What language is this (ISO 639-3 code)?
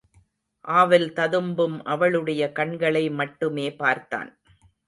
tam